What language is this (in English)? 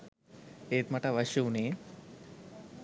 Sinhala